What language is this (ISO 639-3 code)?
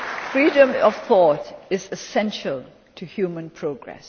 eng